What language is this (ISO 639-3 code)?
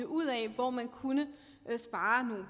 dan